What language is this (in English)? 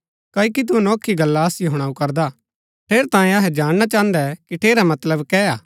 Gaddi